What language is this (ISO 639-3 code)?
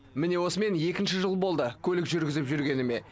kaz